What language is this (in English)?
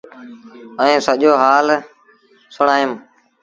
Sindhi Bhil